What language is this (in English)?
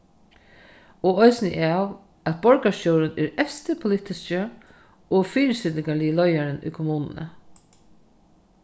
Faroese